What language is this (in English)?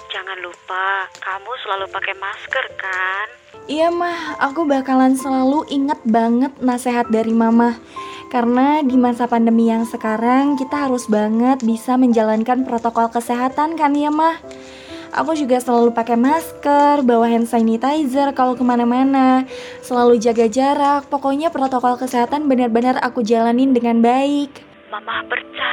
Indonesian